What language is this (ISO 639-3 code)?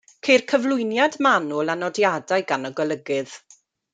cym